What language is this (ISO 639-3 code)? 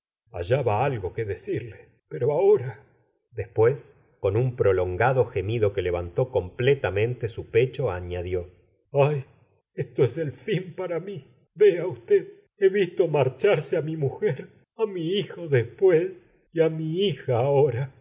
spa